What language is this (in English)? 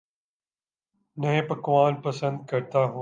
Urdu